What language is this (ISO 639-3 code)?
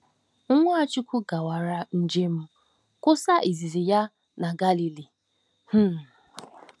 ibo